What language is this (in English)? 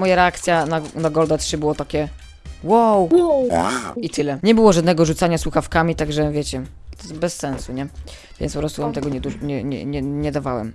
Polish